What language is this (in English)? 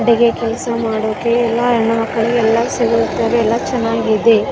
Kannada